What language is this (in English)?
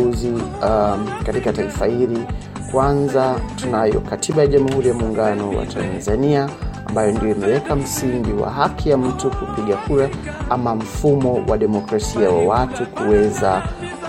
Swahili